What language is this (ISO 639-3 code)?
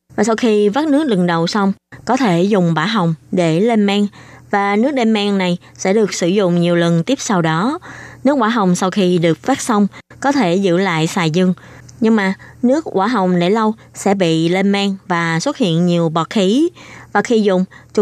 vie